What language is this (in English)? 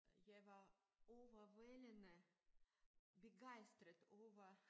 Danish